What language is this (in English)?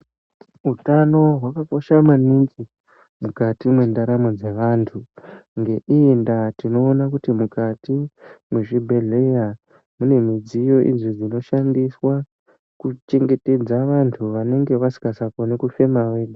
Ndau